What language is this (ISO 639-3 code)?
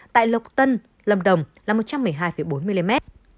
vie